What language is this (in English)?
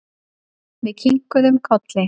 Icelandic